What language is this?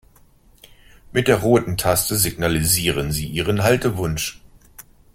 German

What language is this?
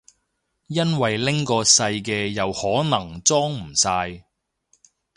Cantonese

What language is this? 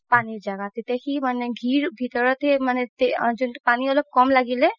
Assamese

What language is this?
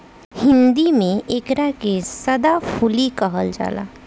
Bhojpuri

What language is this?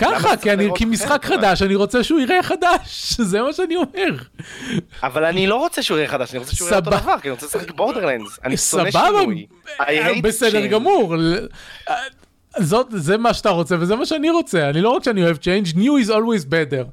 Hebrew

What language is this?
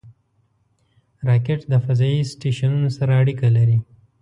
Pashto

